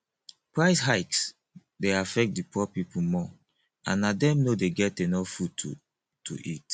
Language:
Nigerian Pidgin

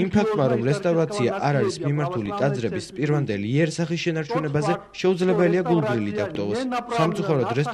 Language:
Romanian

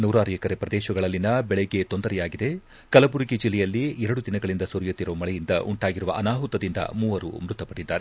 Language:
Kannada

